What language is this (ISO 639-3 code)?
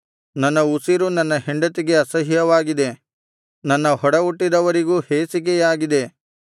kan